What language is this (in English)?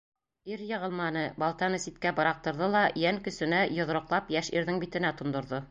Bashkir